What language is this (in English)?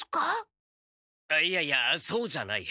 Japanese